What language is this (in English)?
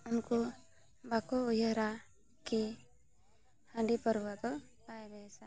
Santali